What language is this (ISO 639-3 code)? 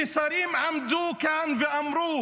heb